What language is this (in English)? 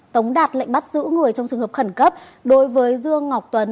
Vietnamese